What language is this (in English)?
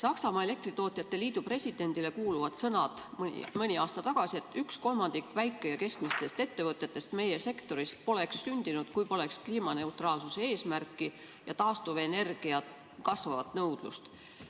Estonian